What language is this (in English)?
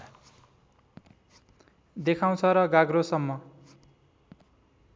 Nepali